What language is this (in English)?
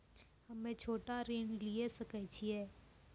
Maithili